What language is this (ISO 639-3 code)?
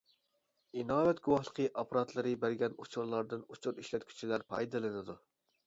uig